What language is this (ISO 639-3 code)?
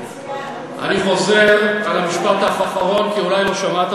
heb